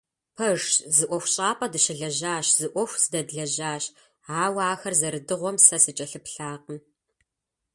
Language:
Kabardian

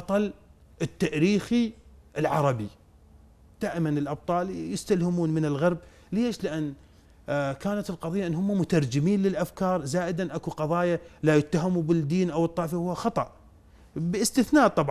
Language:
Arabic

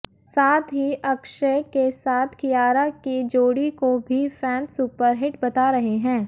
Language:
Hindi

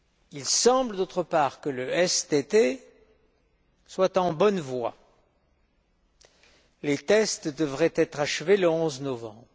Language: French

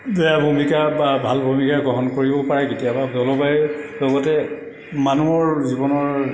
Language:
Assamese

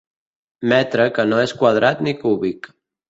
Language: Catalan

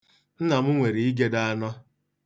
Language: Igbo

